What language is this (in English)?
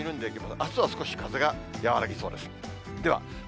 Japanese